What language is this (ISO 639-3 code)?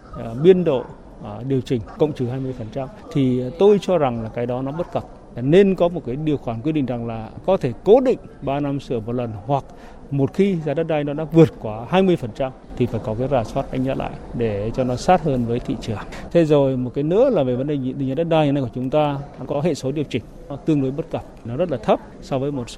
vie